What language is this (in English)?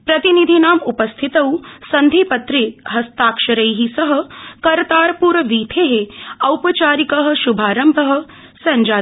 Sanskrit